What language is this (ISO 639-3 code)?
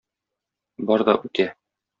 tat